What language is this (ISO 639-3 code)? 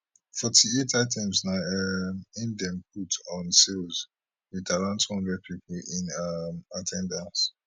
pcm